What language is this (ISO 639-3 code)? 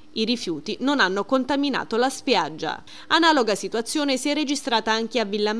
ita